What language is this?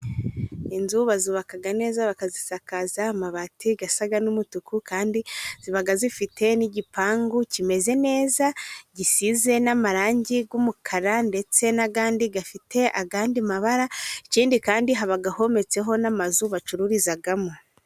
Kinyarwanda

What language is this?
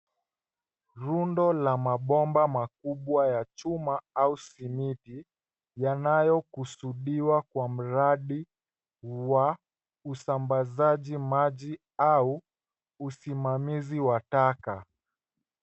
Swahili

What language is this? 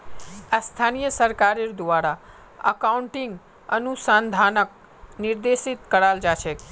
Magahi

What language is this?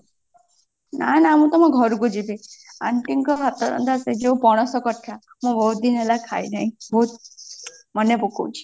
Odia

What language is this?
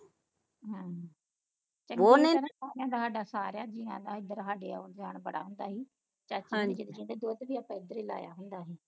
Punjabi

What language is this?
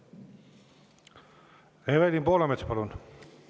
Estonian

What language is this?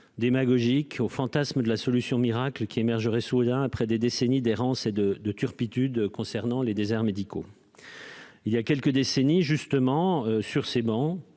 French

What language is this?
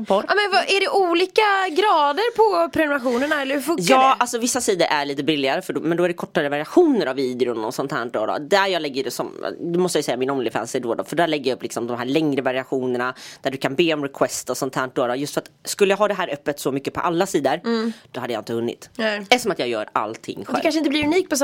Swedish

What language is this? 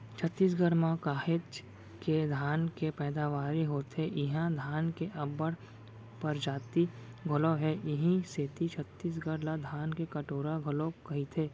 Chhattisgarhi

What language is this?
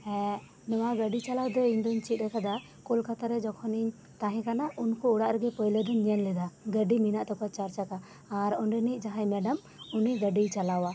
Santali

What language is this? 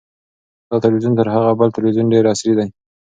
Pashto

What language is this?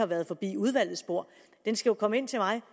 Danish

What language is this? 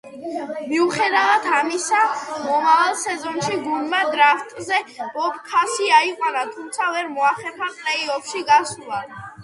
Georgian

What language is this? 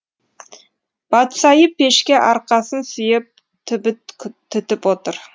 Kazakh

